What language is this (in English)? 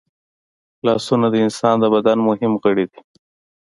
Pashto